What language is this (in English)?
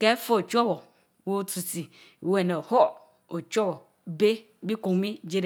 Mbe